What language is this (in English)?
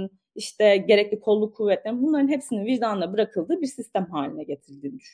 Turkish